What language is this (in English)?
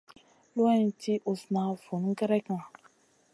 Masana